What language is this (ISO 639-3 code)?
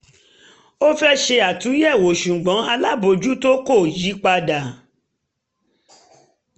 yor